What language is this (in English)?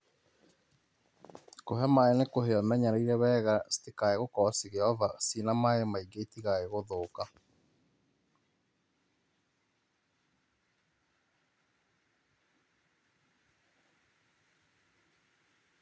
Kikuyu